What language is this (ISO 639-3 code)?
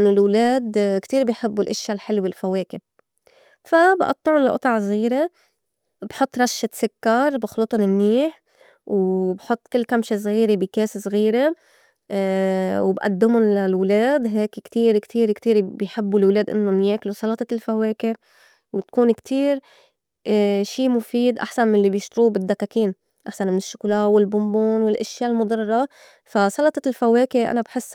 apc